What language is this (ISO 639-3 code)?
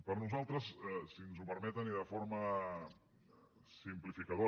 cat